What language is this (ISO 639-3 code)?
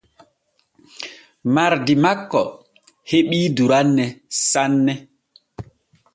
fue